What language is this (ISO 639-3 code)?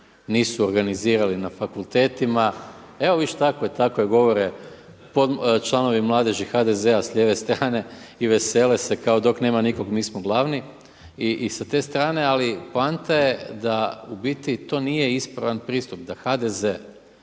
hrv